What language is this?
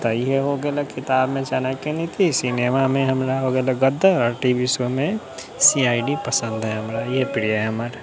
Maithili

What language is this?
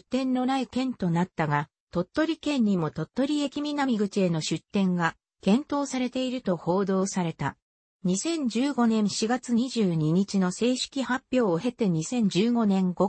Japanese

